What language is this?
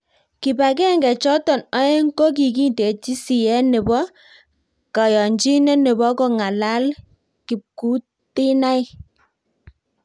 Kalenjin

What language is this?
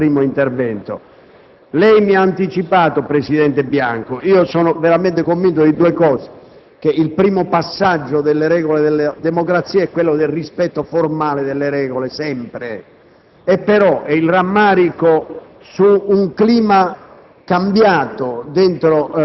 Italian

